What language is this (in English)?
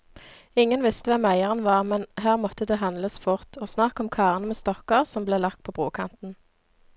Norwegian